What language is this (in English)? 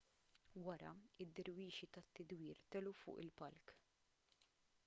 Maltese